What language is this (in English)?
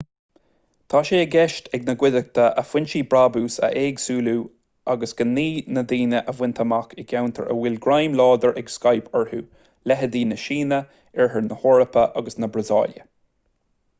Irish